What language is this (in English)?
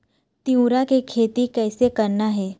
Chhattisgarhi